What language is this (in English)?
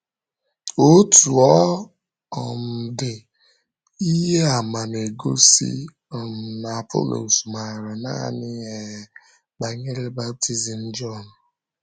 Igbo